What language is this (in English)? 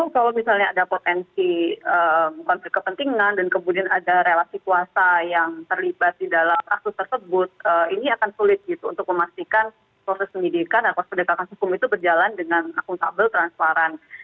Indonesian